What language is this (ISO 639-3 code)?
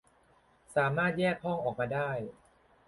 tha